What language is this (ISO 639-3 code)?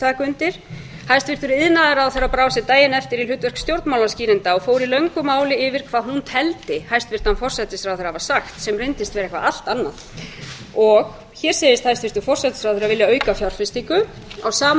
isl